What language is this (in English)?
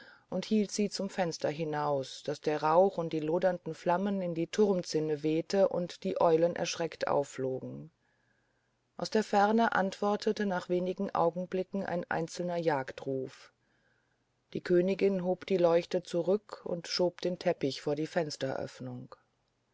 German